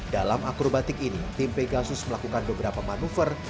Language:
Indonesian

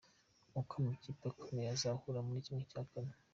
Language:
Kinyarwanda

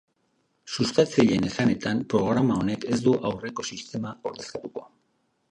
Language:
Basque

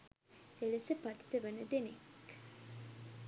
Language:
Sinhala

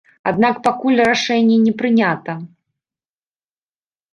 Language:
Belarusian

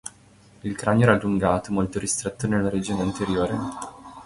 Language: Italian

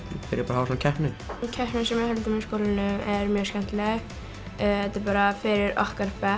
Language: Icelandic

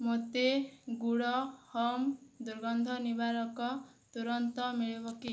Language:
Odia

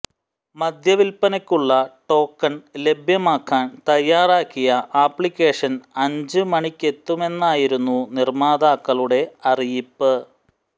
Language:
Malayalam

